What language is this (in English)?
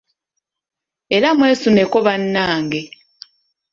Ganda